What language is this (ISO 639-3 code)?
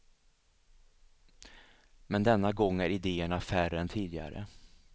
swe